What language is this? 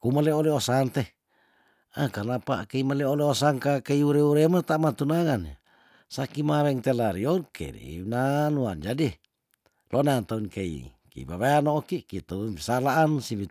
Tondano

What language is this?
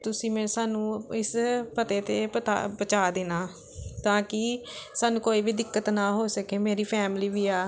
Punjabi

